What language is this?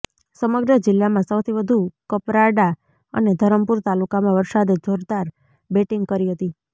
Gujarati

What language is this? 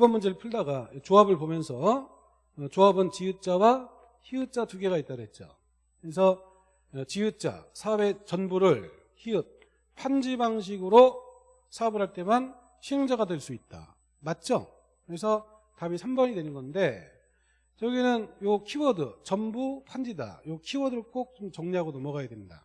Korean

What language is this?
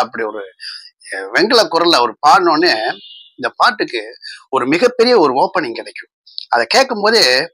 Tamil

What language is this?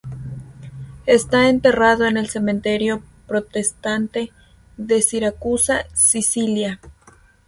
Spanish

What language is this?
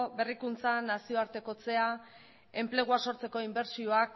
Basque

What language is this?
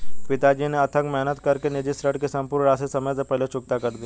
Hindi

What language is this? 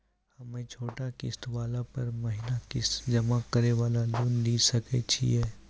Maithili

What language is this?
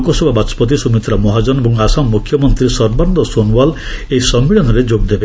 Odia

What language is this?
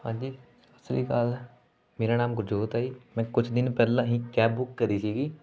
Punjabi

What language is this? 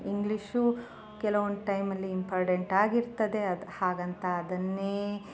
Kannada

